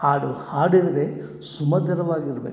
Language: Kannada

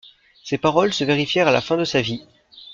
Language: French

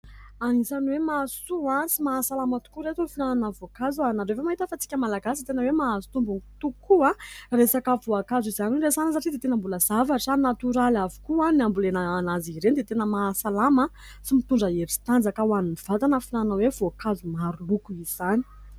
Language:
Malagasy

